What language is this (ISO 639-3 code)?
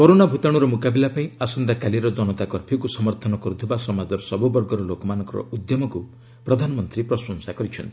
ori